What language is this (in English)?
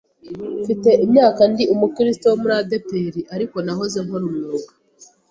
Kinyarwanda